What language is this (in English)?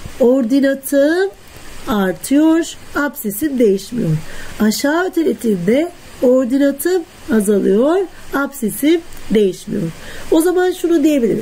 Turkish